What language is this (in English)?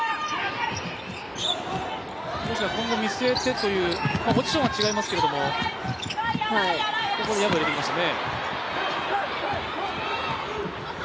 Japanese